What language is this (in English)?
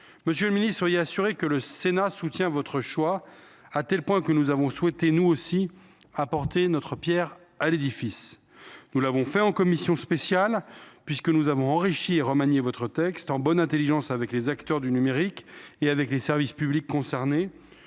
French